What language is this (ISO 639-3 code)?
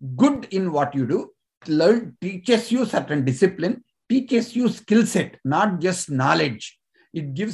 tel